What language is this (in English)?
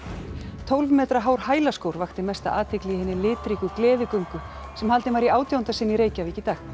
Icelandic